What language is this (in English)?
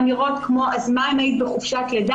Hebrew